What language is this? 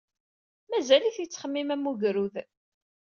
Kabyle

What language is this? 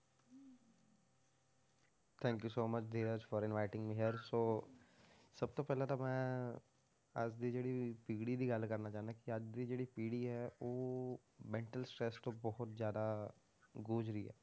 Punjabi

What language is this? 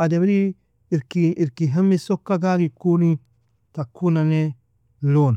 Nobiin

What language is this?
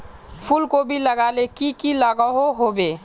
Magahi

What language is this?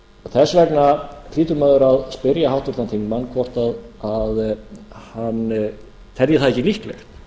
Icelandic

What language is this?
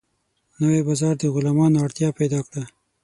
Pashto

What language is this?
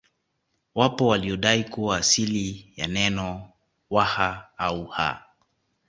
Swahili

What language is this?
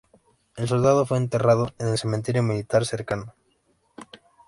Spanish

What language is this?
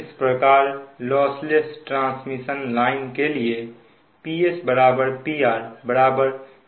Hindi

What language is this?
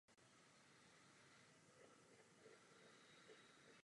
Czech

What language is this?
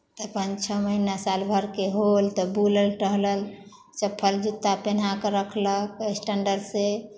Maithili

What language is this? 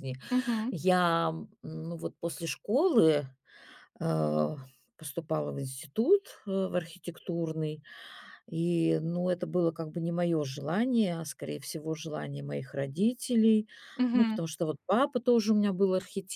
Russian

